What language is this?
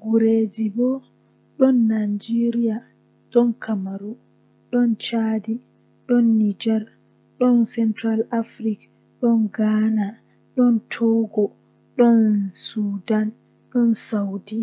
Western Niger Fulfulde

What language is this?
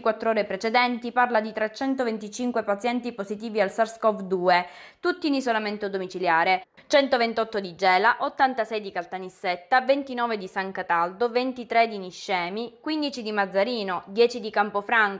Italian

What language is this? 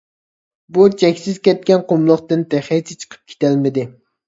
Uyghur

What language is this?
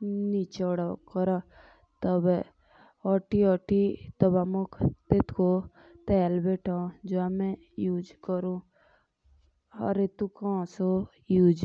Jaunsari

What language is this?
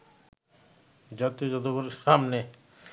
Bangla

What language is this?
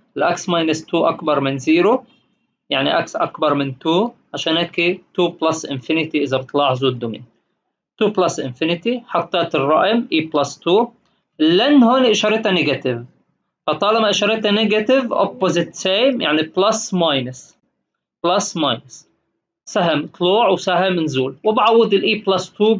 Arabic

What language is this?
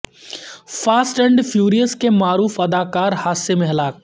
Urdu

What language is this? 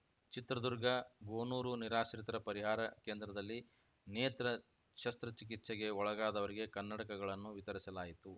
Kannada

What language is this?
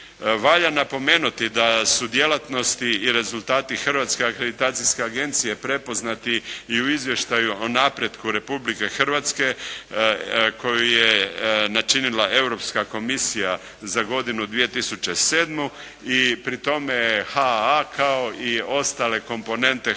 Croatian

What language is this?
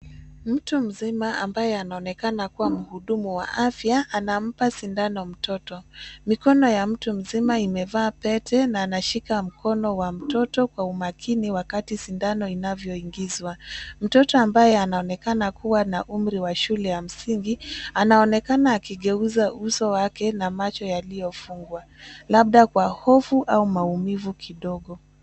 Swahili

